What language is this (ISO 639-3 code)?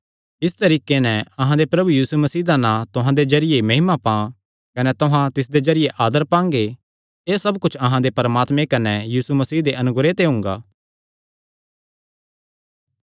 xnr